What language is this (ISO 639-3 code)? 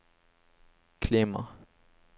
nor